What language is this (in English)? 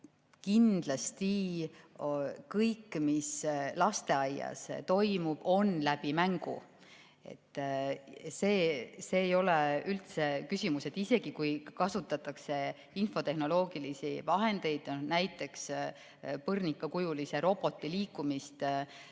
Estonian